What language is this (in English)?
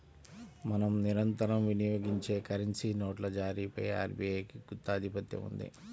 Telugu